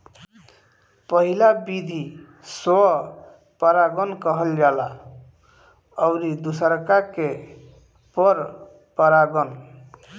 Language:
Bhojpuri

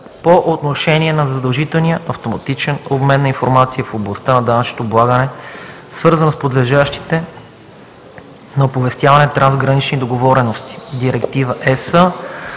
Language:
Bulgarian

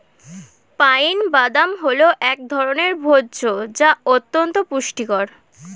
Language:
Bangla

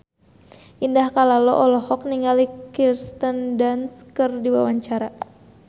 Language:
Sundanese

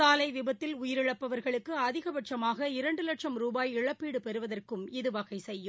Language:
Tamil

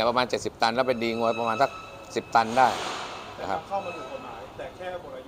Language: Thai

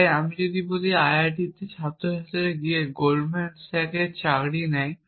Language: Bangla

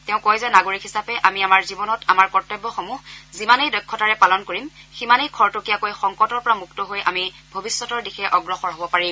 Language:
Assamese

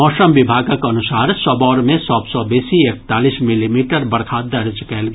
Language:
Maithili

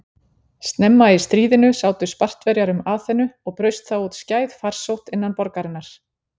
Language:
Icelandic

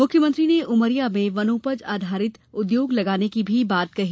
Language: Hindi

